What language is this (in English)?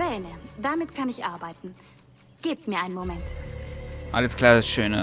German